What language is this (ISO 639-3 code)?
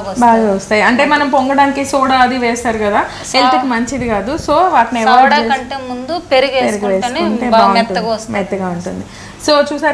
tel